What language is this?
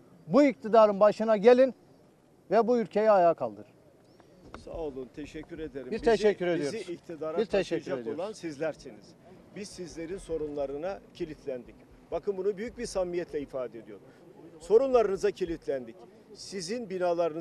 Turkish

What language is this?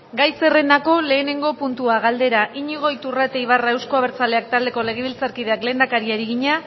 Basque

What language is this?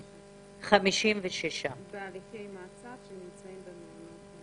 Hebrew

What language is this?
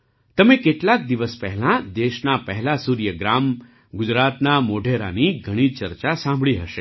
Gujarati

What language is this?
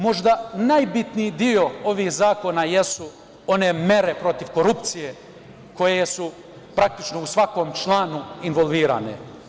Serbian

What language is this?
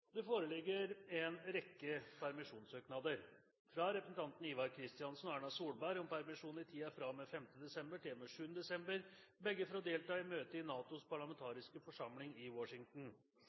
Norwegian Bokmål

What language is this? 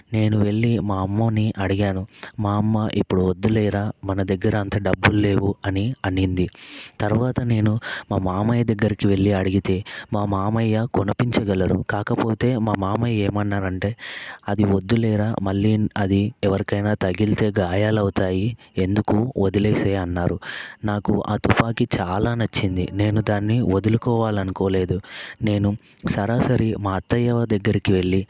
Telugu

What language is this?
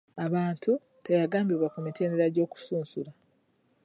Ganda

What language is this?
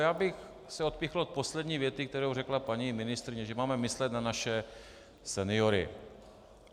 Czech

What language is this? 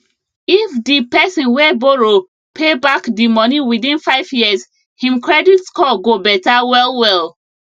Nigerian Pidgin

